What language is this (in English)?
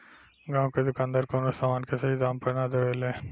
Bhojpuri